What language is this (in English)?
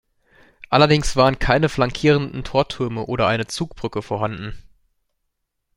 German